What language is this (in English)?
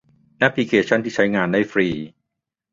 Thai